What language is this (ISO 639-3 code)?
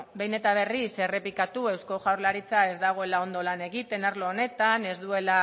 eus